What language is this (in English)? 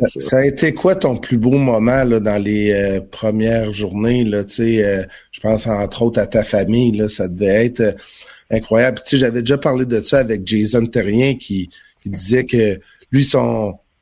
French